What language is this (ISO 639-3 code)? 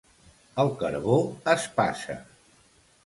cat